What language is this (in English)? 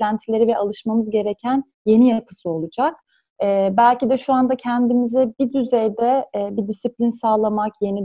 Turkish